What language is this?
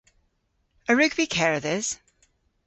Cornish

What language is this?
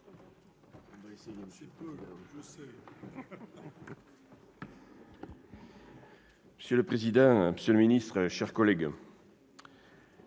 French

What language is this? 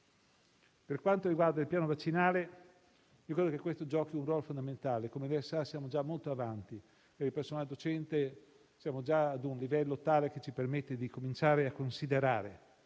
Italian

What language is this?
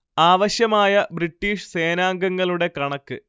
Malayalam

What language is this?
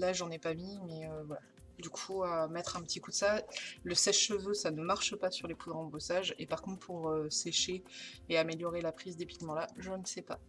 French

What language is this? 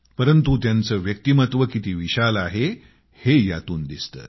Marathi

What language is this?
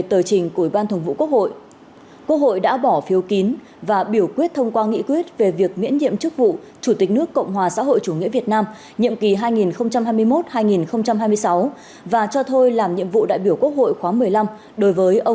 Vietnamese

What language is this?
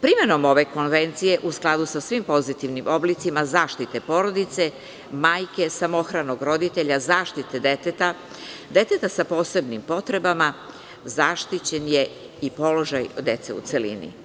Serbian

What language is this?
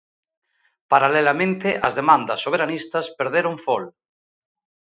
Galician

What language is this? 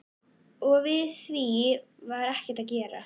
Icelandic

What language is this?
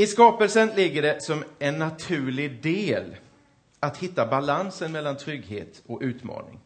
Swedish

